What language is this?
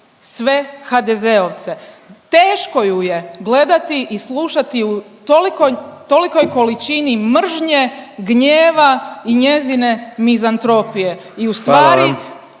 Croatian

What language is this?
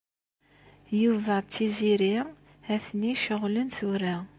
Kabyle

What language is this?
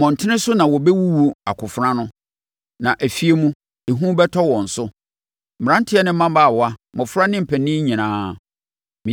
Akan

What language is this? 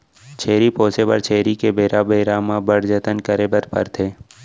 Chhattisgarhi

